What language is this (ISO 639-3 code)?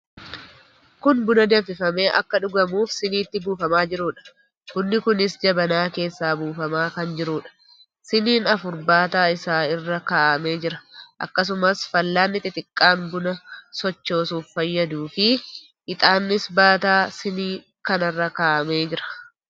orm